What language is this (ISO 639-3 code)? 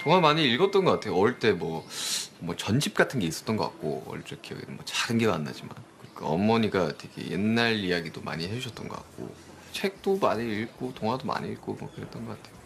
kor